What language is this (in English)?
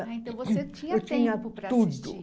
Portuguese